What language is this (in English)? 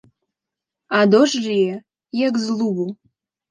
Belarusian